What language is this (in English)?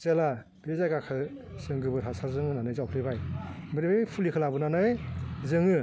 Bodo